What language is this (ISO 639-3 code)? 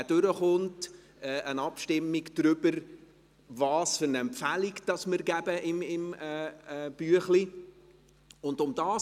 gsw